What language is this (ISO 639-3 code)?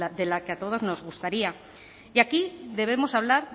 spa